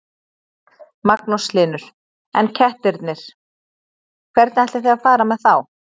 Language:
Icelandic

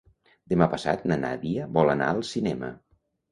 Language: Catalan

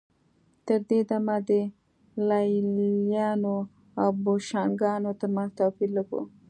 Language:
Pashto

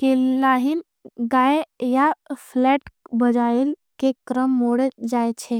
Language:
Angika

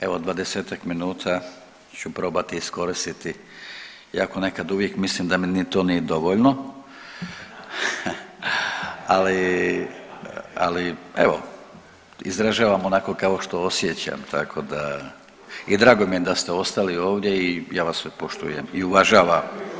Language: Croatian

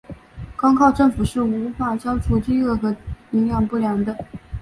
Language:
Chinese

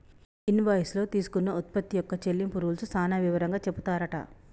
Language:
Telugu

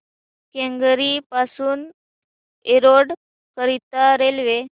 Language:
Marathi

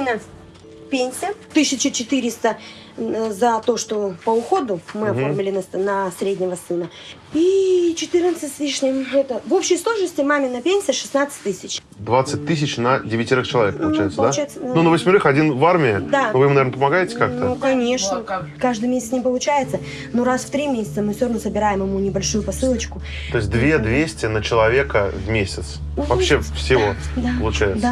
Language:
Russian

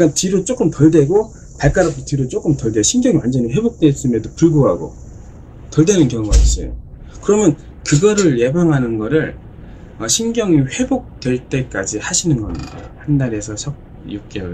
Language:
Korean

